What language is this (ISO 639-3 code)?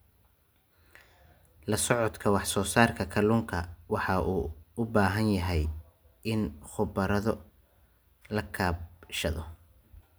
som